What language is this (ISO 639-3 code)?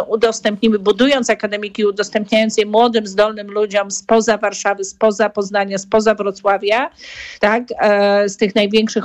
pol